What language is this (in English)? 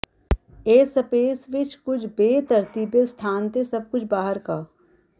Punjabi